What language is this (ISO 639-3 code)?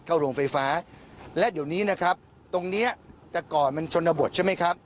tha